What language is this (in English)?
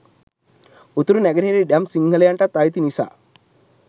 Sinhala